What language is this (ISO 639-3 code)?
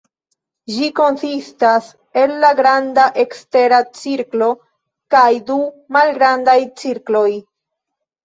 epo